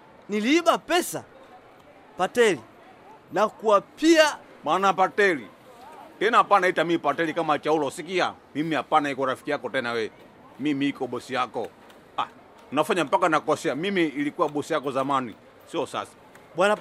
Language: Swahili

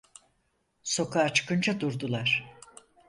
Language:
Turkish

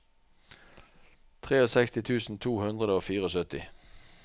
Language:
Norwegian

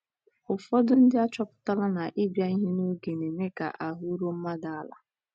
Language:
Igbo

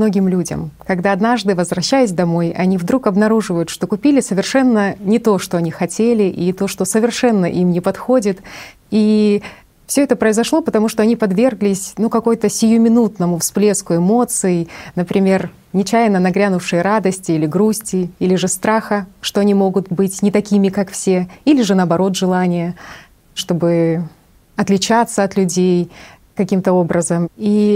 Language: Russian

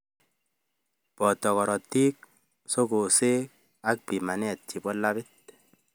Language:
Kalenjin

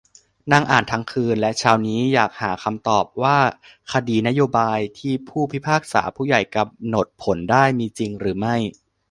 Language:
Thai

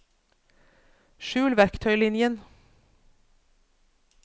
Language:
Norwegian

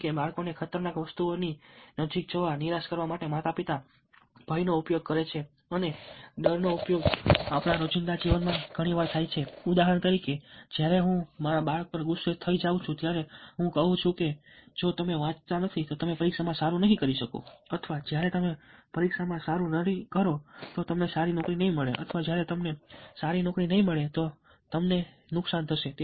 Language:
Gujarati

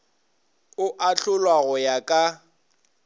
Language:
Northern Sotho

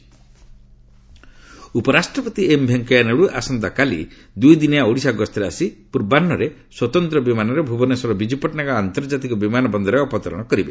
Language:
Odia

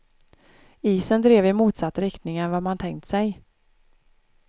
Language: Swedish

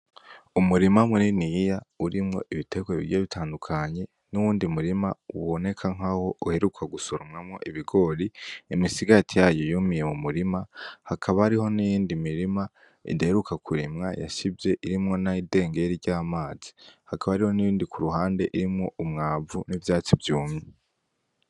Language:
Rundi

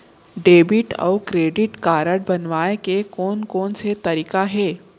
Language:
Chhattisgarhi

